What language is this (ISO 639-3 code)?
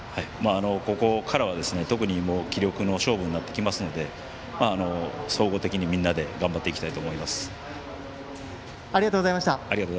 jpn